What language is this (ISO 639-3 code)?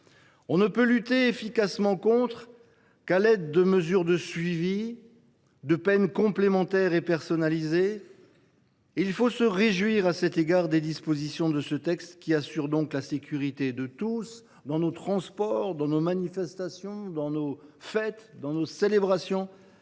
fra